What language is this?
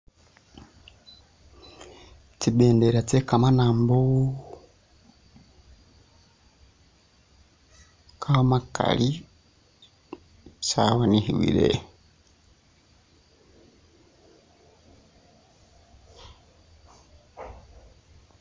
Masaaba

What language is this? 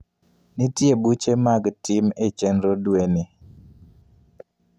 Luo (Kenya and Tanzania)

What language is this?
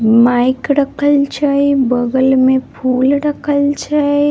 Maithili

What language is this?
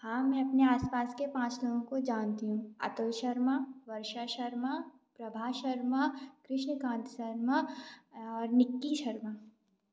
Hindi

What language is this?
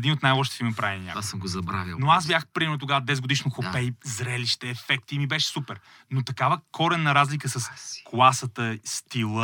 Bulgarian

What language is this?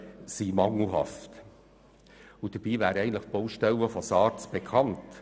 Swiss German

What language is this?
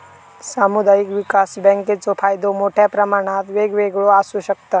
Marathi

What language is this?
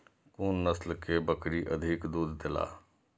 Maithili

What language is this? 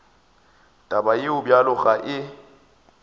Northern Sotho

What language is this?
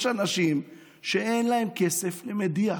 Hebrew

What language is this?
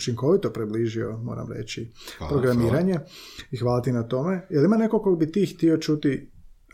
Croatian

